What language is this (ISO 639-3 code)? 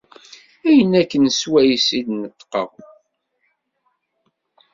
kab